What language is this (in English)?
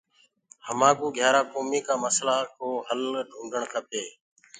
Gurgula